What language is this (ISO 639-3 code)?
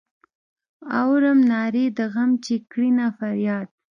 pus